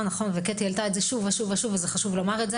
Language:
Hebrew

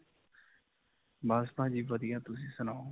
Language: Punjabi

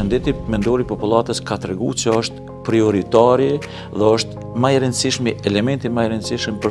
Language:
Romanian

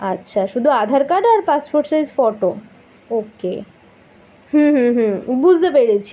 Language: Bangla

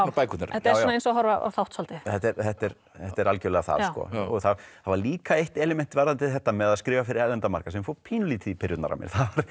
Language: Icelandic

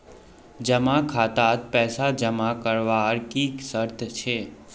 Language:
Magahi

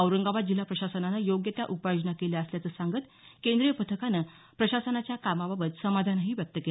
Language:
Marathi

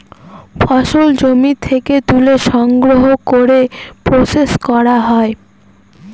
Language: Bangla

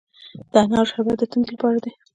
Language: Pashto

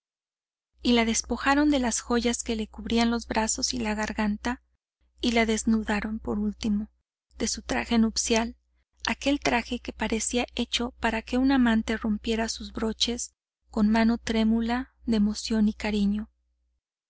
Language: Spanish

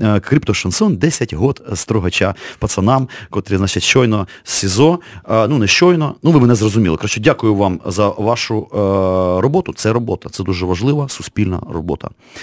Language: Ukrainian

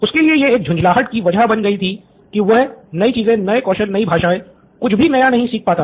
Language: Hindi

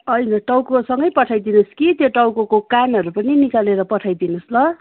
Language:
Nepali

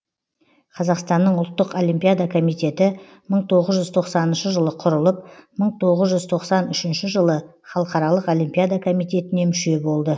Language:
Kazakh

